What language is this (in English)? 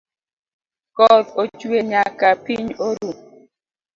Luo (Kenya and Tanzania)